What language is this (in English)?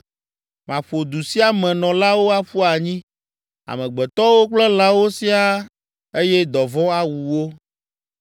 Ewe